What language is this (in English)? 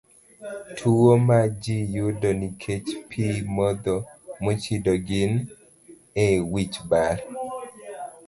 Luo (Kenya and Tanzania)